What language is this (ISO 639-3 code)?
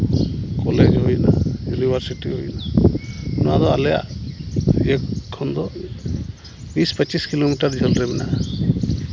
sat